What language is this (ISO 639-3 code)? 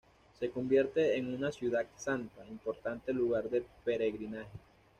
spa